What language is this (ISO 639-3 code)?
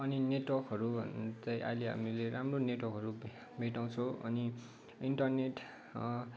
nep